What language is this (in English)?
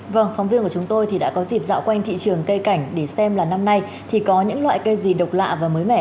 Vietnamese